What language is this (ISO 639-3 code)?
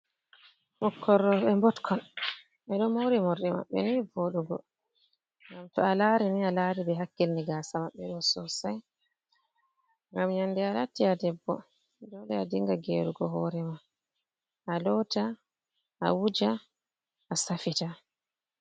ful